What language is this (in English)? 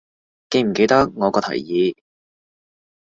Cantonese